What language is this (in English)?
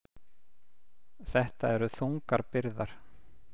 Icelandic